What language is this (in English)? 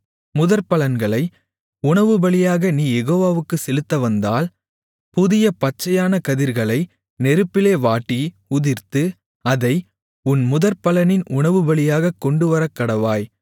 Tamil